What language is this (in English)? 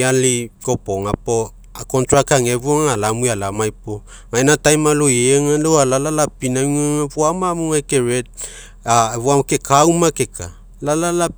Mekeo